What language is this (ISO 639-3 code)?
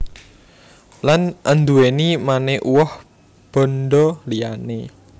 jav